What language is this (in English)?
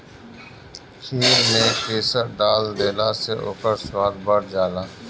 Bhojpuri